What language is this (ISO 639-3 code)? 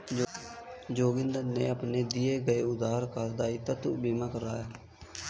hin